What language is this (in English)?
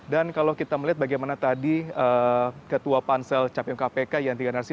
Indonesian